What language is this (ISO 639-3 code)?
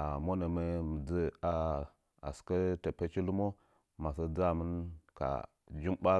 nja